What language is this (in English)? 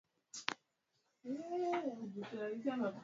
Swahili